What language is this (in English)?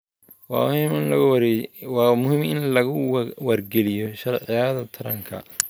Somali